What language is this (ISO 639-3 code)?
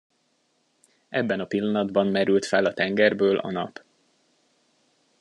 hun